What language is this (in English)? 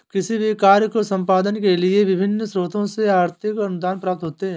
Hindi